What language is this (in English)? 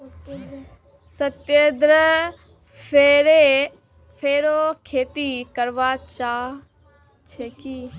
Magahi